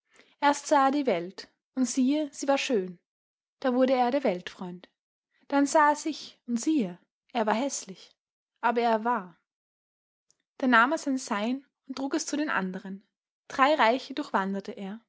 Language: German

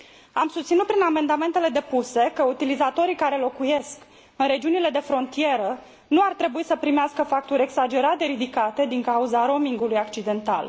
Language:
Romanian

